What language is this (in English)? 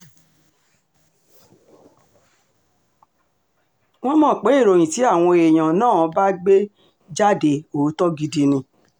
Yoruba